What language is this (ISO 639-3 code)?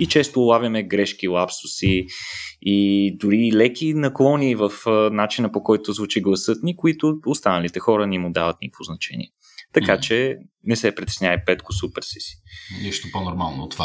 bul